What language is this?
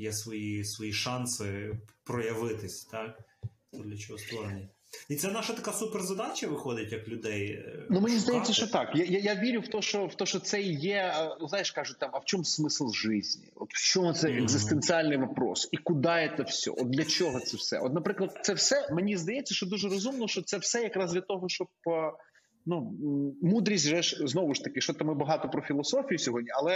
Ukrainian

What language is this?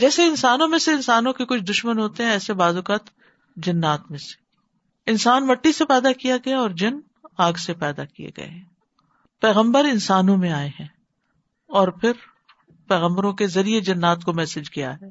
Urdu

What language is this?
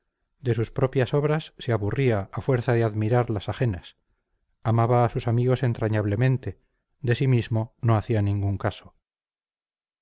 Spanish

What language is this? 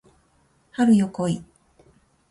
Japanese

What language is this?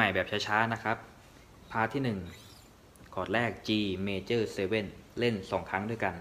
Thai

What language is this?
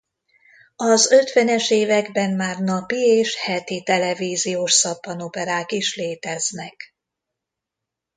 Hungarian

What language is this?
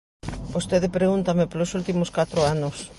Galician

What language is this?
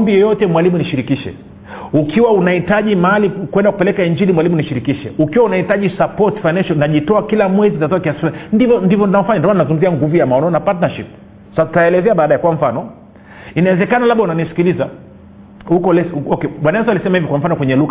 Swahili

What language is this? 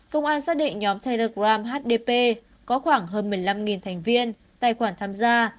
Vietnamese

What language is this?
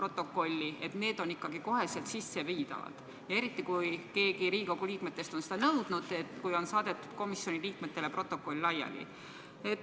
Estonian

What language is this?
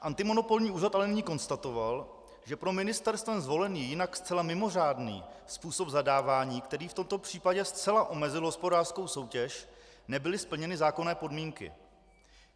Czech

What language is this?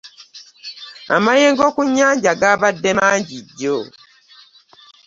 Ganda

